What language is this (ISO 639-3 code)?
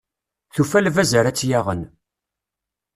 kab